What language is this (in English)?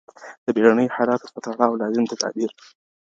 Pashto